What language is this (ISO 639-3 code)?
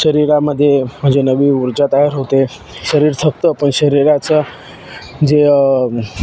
mar